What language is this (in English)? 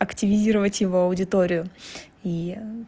Russian